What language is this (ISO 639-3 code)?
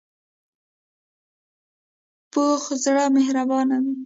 pus